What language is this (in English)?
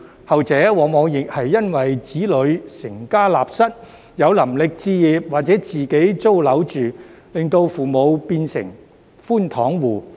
Cantonese